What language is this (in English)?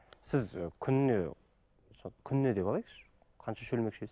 Kazakh